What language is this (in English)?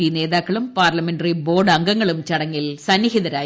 Malayalam